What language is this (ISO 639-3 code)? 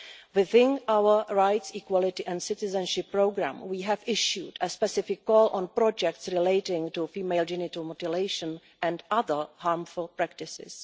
eng